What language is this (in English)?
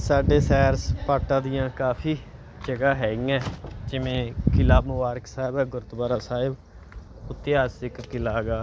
Punjabi